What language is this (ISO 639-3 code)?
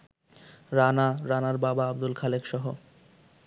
ben